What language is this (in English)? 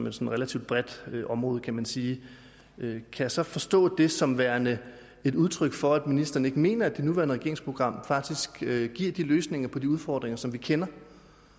Danish